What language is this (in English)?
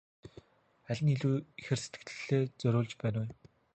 Mongolian